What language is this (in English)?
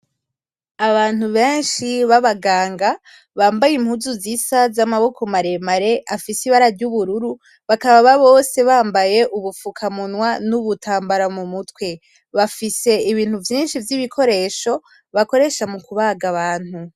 Rundi